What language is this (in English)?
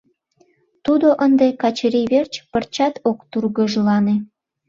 Mari